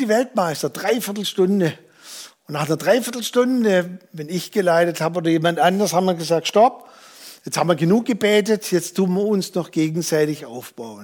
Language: German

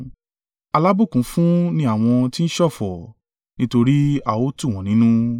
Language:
Yoruba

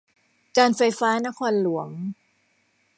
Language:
Thai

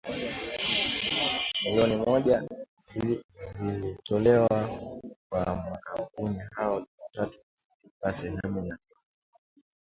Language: Swahili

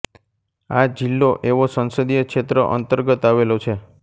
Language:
Gujarati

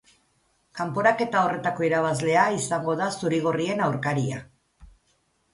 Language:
Basque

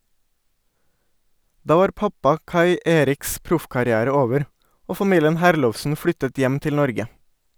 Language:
Norwegian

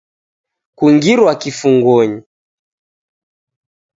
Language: Taita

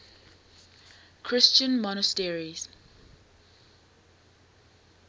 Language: English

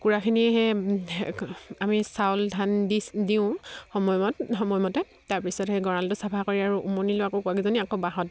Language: Assamese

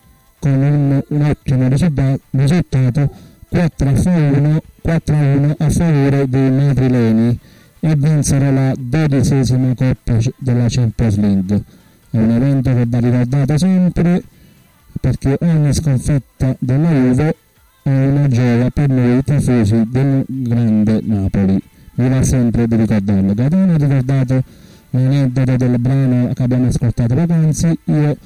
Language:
Italian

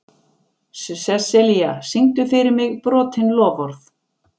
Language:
Icelandic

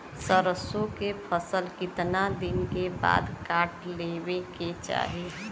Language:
Bhojpuri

